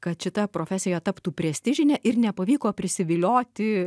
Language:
Lithuanian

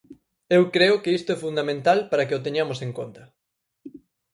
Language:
Galician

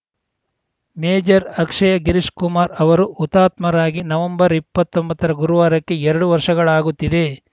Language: Kannada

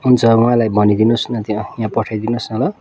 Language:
Nepali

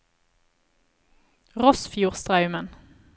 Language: Norwegian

